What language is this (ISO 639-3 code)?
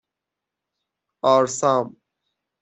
fas